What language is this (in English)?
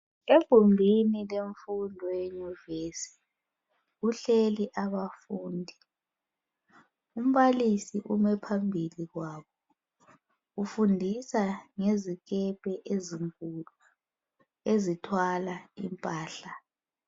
North Ndebele